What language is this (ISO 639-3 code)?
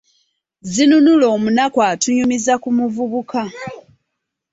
lug